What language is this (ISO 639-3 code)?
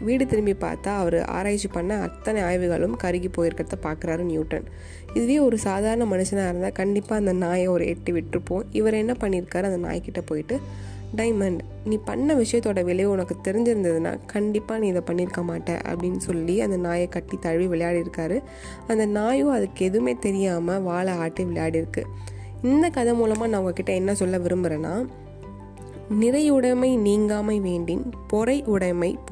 tam